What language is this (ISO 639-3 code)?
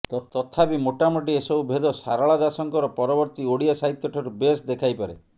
ori